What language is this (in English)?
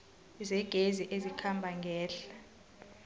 South Ndebele